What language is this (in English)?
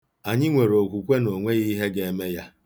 Igbo